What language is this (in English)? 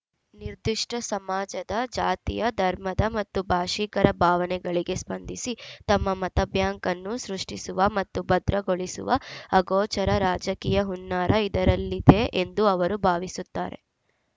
Kannada